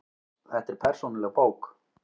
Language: Icelandic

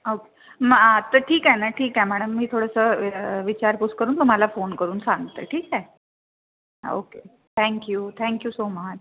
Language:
Marathi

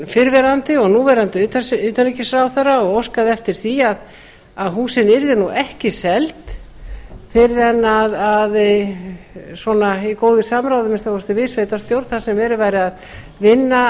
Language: Icelandic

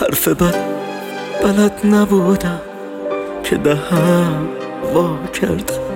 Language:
Persian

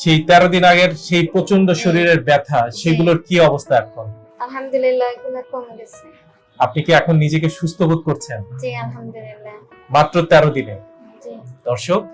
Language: Turkish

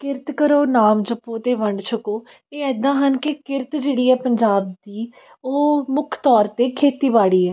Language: Punjabi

